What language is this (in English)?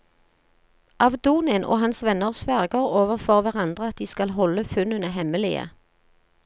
Norwegian